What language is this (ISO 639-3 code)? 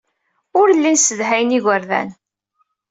kab